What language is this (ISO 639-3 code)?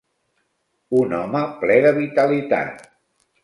cat